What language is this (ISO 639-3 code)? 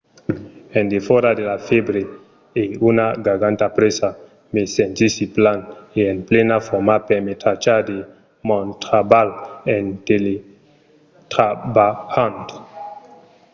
oci